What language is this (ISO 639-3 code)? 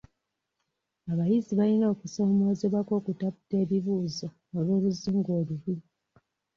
lug